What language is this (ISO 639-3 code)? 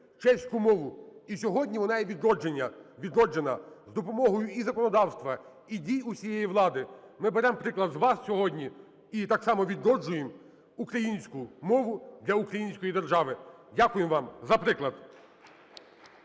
ukr